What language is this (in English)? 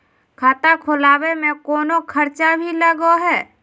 Magahi